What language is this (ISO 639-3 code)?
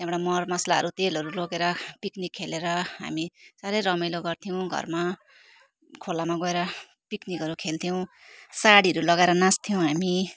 nep